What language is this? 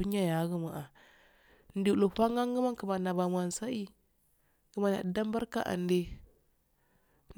Afade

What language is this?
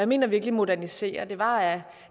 Danish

